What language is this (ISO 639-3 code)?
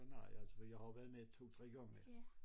dan